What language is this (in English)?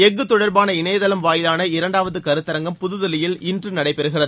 Tamil